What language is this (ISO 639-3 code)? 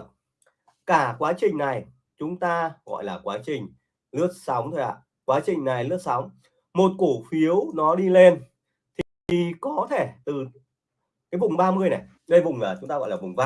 vie